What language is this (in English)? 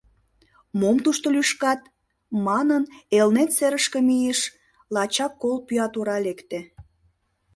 Mari